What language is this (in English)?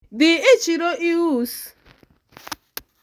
Luo (Kenya and Tanzania)